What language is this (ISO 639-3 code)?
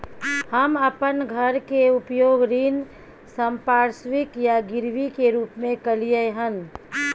mai